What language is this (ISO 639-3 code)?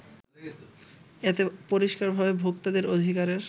ben